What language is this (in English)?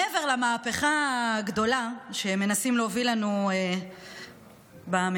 Hebrew